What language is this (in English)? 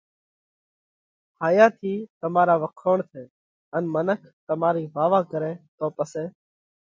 Parkari Koli